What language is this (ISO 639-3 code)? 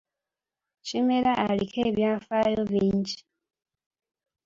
lug